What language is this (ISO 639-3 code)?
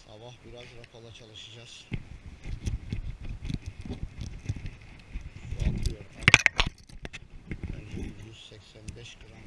tur